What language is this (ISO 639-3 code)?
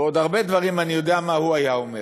heb